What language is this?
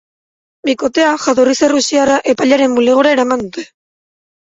Basque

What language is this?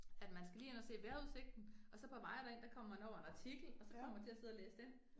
Danish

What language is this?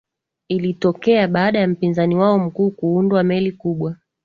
Swahili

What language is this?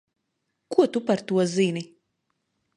Latvian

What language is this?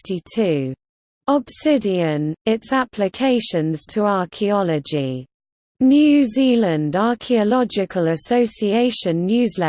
English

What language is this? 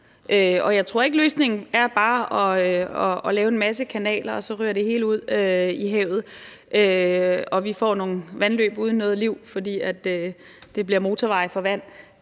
Danish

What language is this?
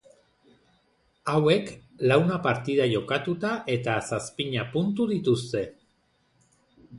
Basque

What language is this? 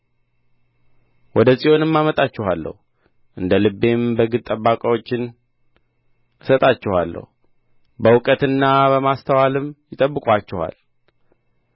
Amharic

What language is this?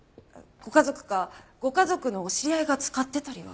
Japanese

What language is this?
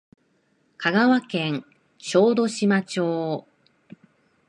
Japanese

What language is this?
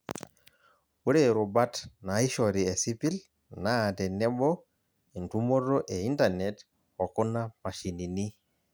Masai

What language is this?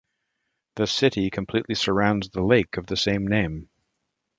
English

